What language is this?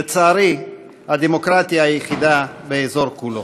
Hebrew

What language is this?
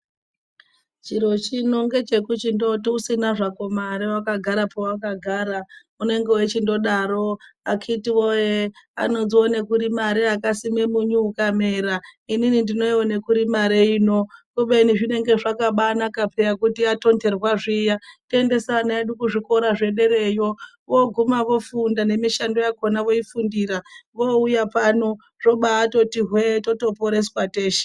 Ndau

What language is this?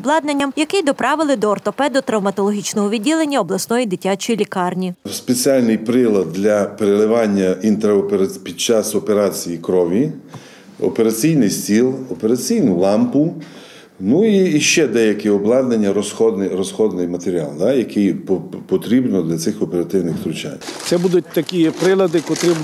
Russian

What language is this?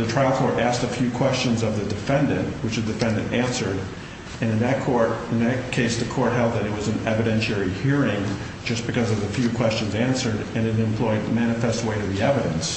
English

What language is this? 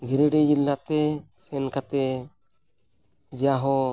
Santali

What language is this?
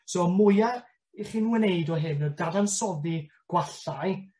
Welsh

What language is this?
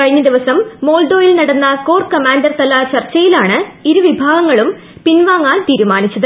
Malayalam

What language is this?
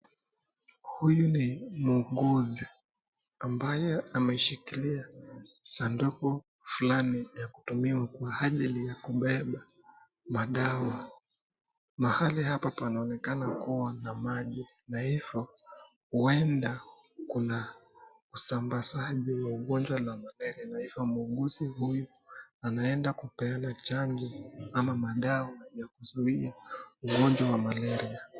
Swahili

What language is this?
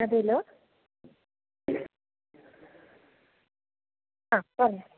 Malayalam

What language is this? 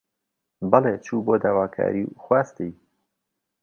Central Kurdish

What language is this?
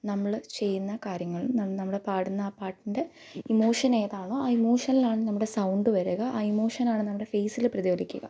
Malayalam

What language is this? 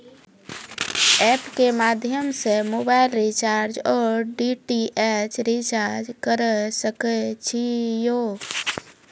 Maithili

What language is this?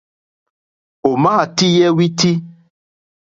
Mokpwe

